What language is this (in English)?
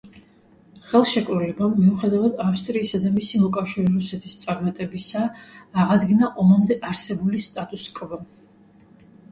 Georgian